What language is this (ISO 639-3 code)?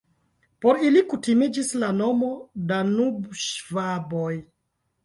epo